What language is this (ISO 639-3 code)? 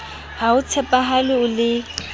sot